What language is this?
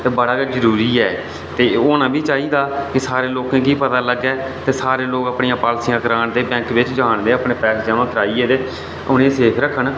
Dogri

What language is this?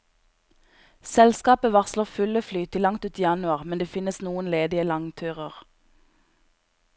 Norwegian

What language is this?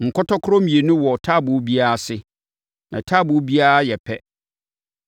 Akan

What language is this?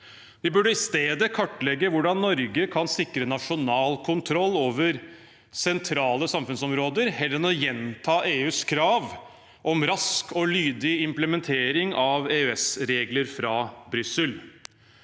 Norwegian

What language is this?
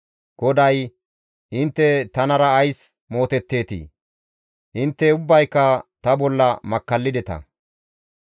Gamo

